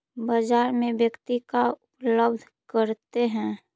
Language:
Magahi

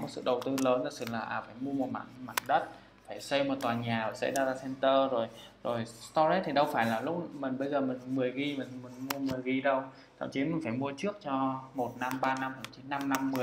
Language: Vietnamese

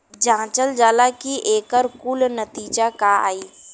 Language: Bhojpuri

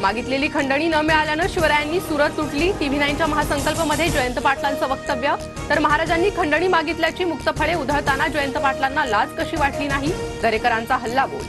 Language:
Marathi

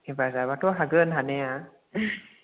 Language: Bodo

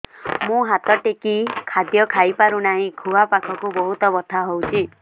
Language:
Odia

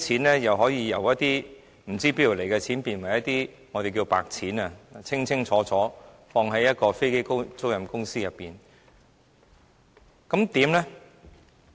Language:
Cantonese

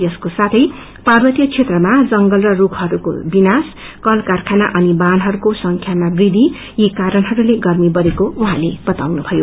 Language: Nepali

